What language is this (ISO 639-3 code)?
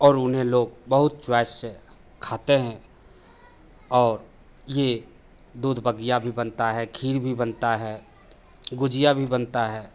hin